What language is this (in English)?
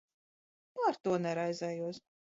Latvian